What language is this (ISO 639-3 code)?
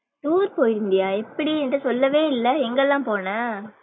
tam